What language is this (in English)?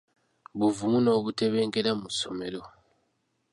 Ganda